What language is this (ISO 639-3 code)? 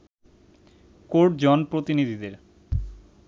ben